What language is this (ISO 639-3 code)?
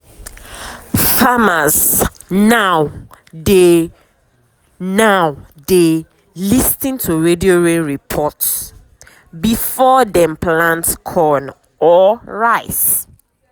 pcm